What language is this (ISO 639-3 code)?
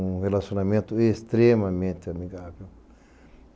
por